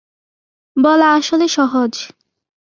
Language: Bangla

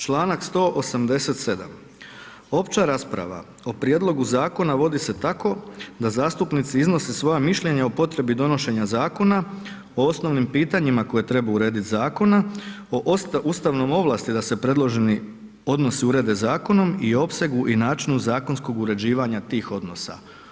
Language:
Croatian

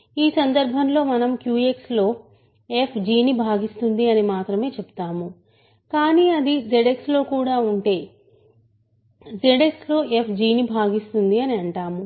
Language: Telugu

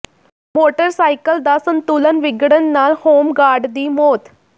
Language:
Punjabi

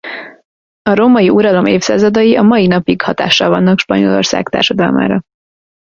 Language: Hungarian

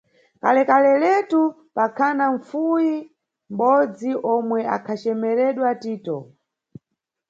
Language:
Nyungwe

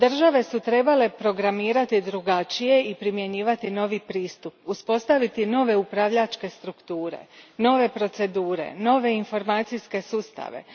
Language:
Croatian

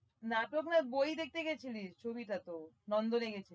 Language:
Bangla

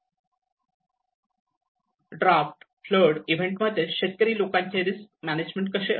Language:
Marathi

